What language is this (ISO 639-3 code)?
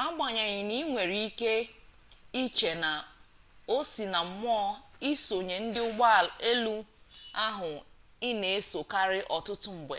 ibo